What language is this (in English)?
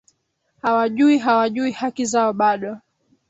Swahili